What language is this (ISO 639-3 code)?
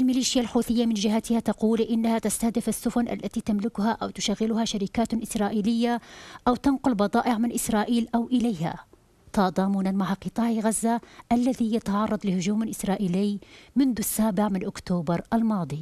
ara